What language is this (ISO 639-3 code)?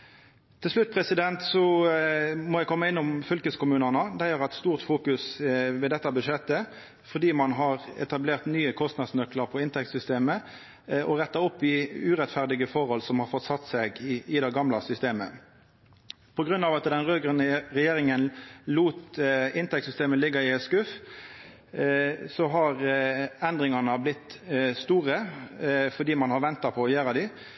nno